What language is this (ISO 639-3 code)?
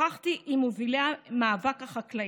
heb